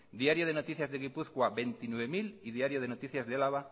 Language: Spanish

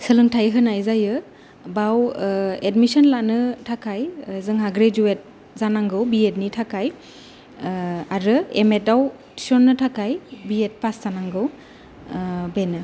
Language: Bodo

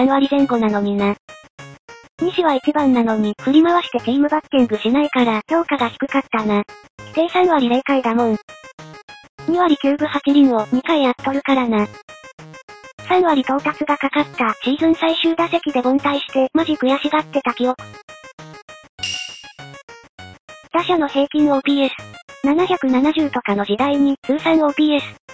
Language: Japanese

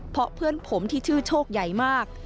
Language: Thai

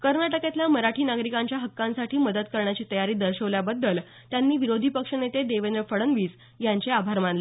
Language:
Marathi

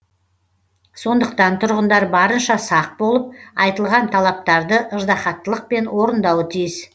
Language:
Kazakh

